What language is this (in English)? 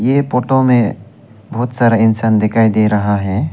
Hindi